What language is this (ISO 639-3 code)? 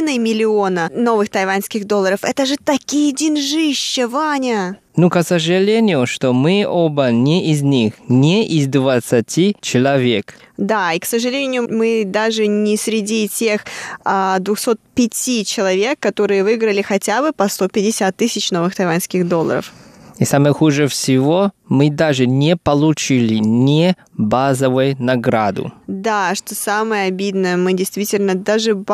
rus